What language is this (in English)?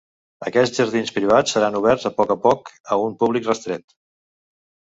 Catalan